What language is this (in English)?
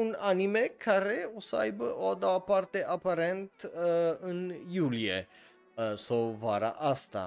Romanian